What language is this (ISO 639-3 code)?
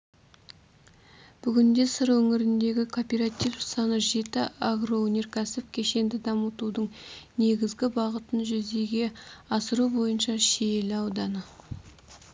kaz